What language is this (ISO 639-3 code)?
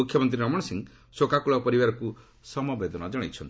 ori